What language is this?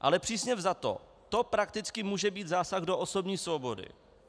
Czech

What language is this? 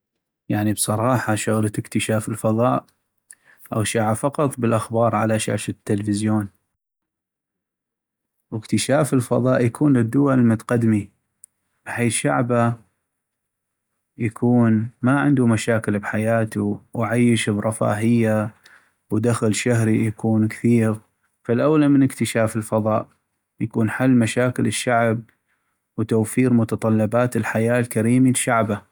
North Mesopotamian Arabic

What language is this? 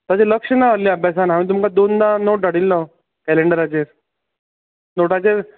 Konkani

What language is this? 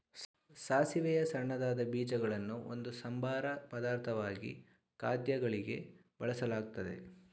Kannada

